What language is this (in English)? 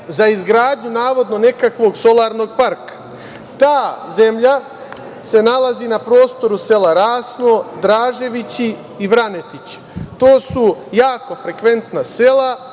Serbian